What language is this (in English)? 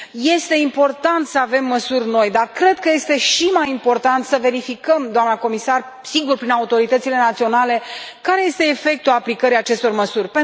Romanian